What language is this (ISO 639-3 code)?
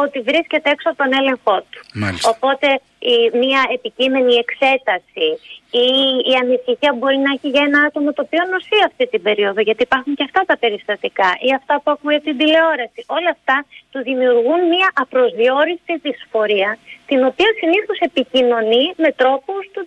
ell